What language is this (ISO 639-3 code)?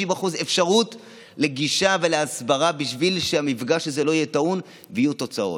heb